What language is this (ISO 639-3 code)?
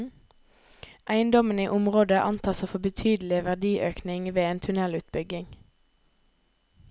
nor